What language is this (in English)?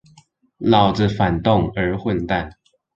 Chinese